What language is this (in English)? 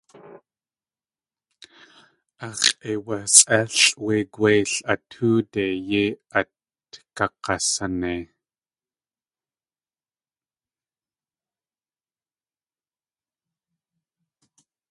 Tlingit